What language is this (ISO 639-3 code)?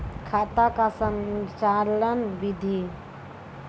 mai